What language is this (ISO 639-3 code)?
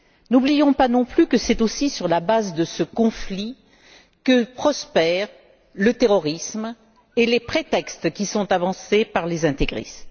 fra